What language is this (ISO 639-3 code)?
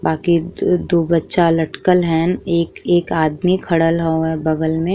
bho